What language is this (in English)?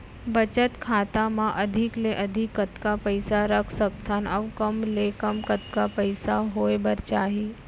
Chhattisgarhi